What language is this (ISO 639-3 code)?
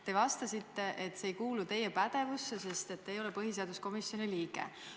est